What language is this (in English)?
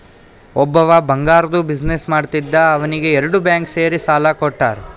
Kannada